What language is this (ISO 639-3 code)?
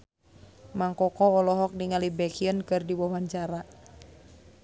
sun